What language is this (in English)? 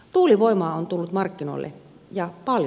Finnish